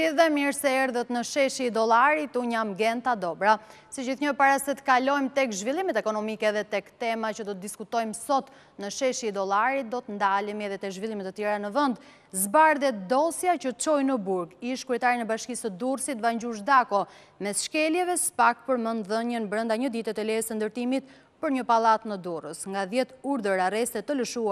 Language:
Romanian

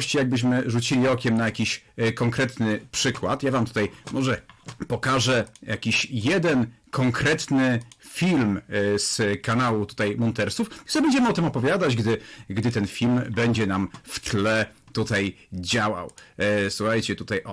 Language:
Polish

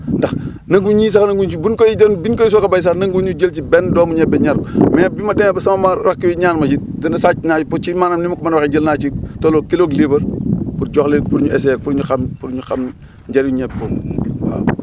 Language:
Wolof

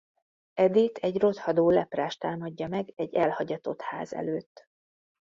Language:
Hungarian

